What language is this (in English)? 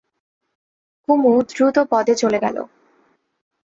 Bangla